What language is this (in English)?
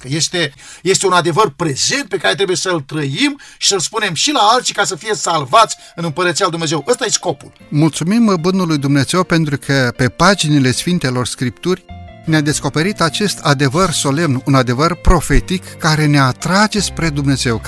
Romanian